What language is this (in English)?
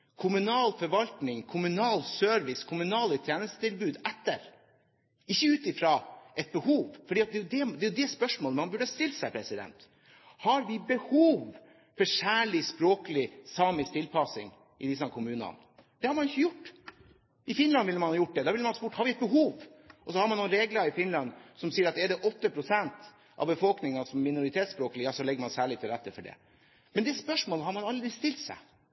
Norwegian Bokmål